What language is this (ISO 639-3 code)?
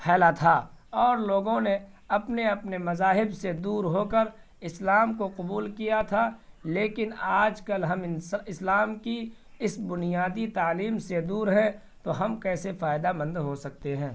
urd